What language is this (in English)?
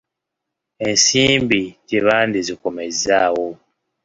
Ganda